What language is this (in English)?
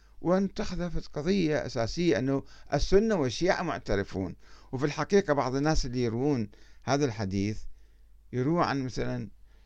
Arabic